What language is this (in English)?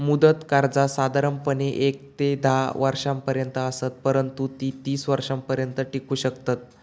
Marathi